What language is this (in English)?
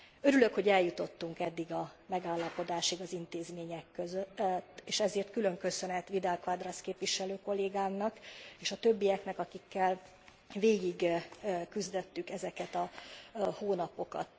Hungarian